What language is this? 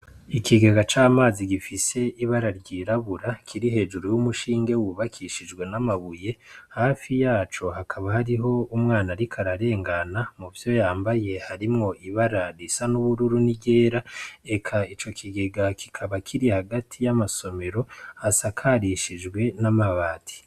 Rundi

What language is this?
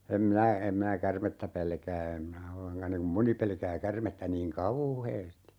Finnish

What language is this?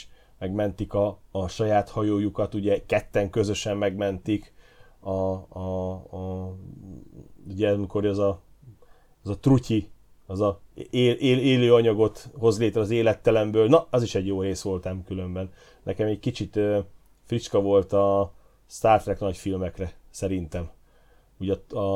Hungarian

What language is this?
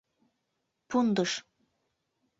Mari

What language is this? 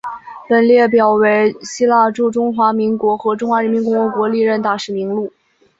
Chinese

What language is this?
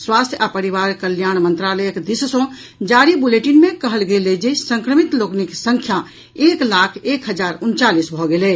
Maithili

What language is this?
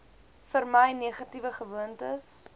Afrikaans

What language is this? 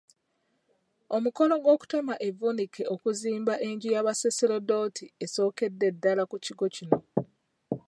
Ganda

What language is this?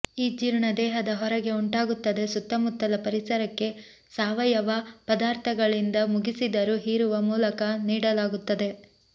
Kannada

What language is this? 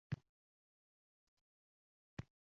Uzbek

